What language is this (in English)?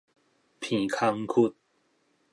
Min Nan Chinese